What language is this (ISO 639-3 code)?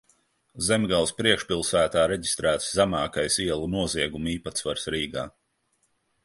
lav